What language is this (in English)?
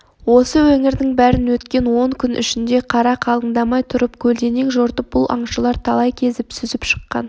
Kazakh